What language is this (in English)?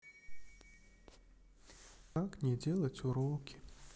Russian